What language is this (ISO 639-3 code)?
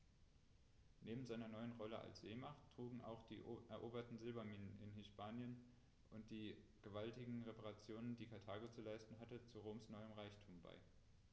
deu